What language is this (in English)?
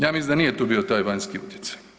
Croatian